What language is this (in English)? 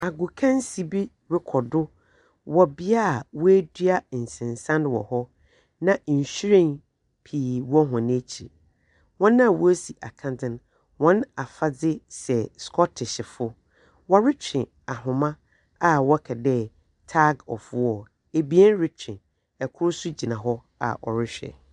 Akan